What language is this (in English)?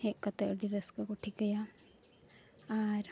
Santali